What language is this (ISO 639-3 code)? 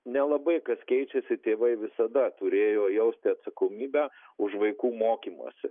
lit